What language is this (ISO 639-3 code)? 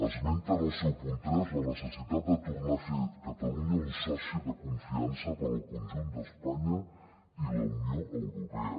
cat